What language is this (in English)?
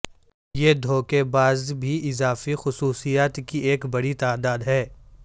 Urdu